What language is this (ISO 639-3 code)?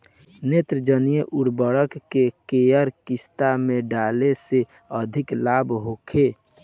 bho